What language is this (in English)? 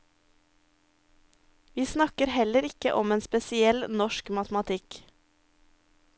Norwegian